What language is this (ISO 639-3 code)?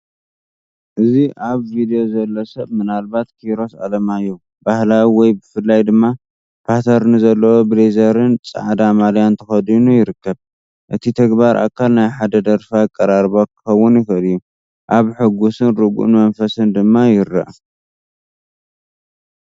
tir